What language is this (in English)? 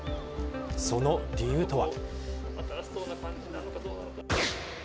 Japanese